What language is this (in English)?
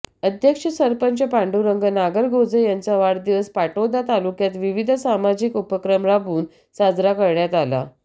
Marathi